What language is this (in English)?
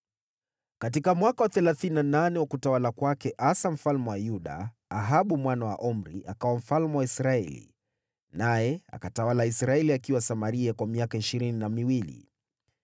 Swahili